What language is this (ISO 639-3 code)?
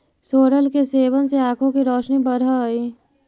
mag